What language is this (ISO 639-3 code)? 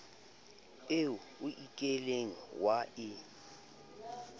sot